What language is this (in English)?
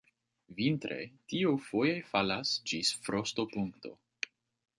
Esperanto